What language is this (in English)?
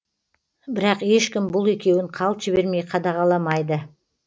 Kazakh